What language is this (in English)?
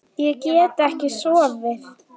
Icelandic